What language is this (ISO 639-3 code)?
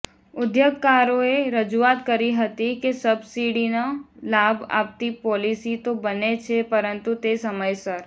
guj